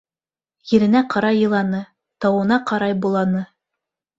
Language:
Bashkir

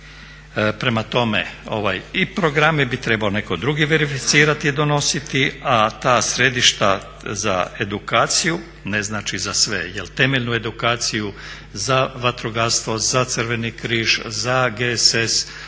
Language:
Croatian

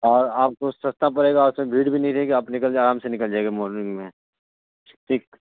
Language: Urdu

